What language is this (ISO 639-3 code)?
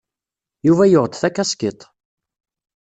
kab